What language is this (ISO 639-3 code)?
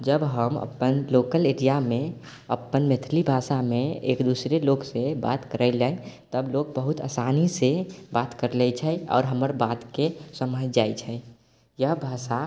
mai